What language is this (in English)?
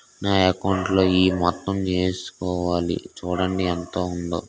Telugu